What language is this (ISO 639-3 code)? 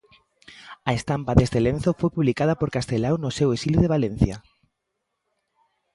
glg